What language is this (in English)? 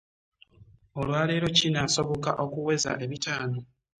Ganda